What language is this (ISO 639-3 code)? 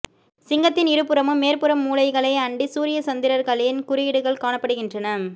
tam